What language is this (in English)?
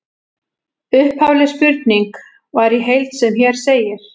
Icelandic